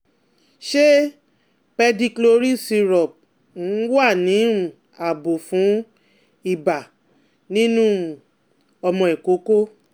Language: Yoruba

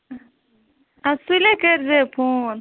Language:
Kashmiri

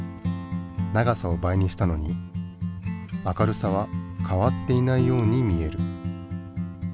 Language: Japanese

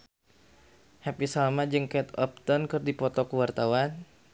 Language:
Sundanese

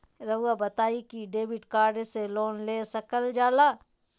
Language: Magahi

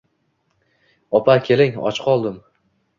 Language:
Uzbek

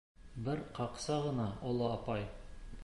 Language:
Bashkir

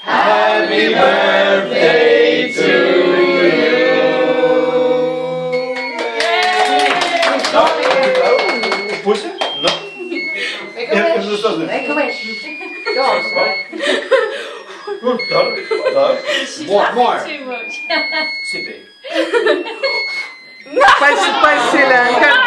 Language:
Ukrainian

